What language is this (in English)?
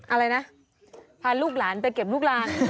Thai